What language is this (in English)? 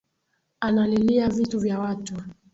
Swahili